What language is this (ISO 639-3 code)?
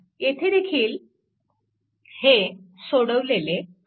mar